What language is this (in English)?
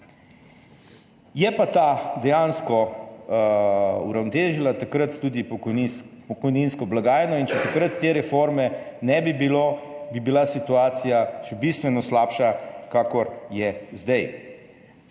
Slovenian